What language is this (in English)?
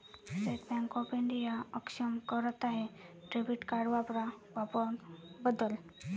Marathi